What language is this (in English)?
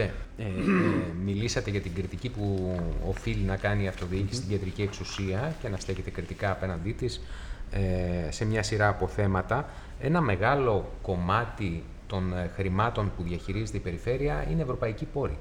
Greek